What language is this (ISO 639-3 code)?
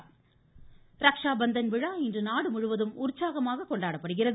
tam